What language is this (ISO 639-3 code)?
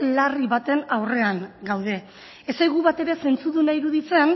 eus